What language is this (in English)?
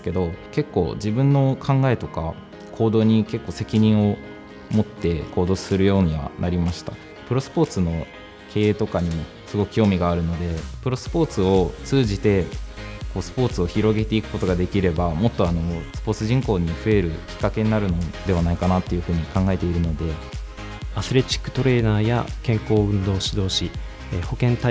Japanese